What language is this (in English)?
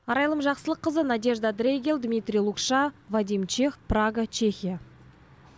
Kazakh